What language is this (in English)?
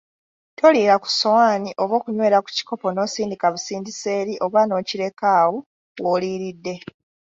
Ganda